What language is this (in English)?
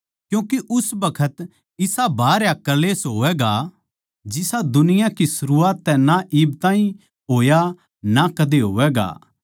Haryanvi